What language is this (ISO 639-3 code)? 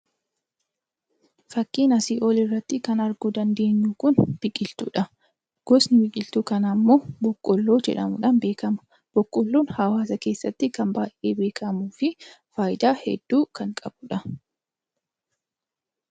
orm